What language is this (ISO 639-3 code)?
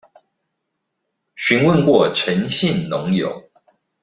zho